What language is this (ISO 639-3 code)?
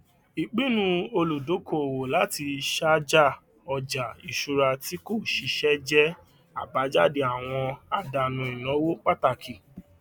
yor